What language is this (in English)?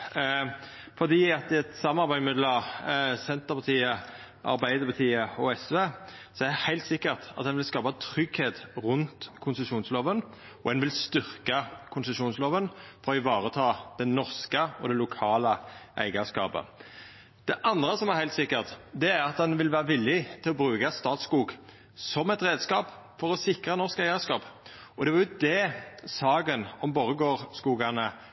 Norwegian Nynorsk